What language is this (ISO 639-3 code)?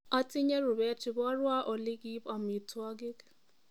kln